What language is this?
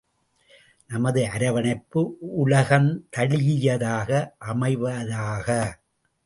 Tamil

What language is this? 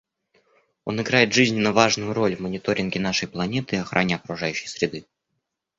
Russian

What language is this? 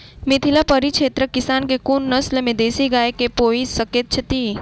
Maithili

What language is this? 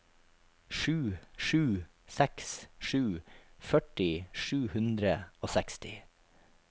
Norwegian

